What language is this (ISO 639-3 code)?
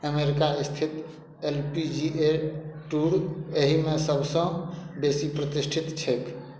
mai